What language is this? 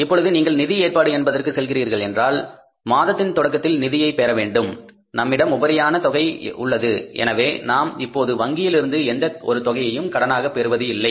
Tamil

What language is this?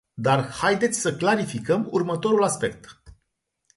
Romanian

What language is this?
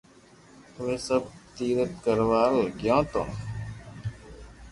Loarki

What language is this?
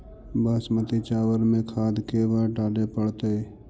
Magahi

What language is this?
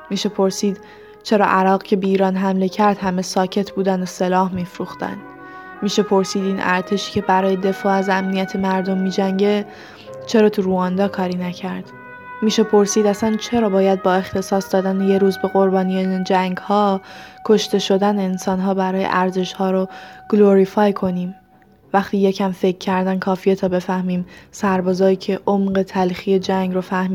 Persian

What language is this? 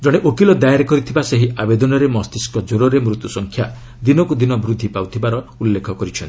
Odia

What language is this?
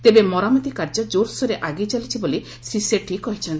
Odia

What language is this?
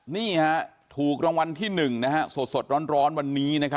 Thai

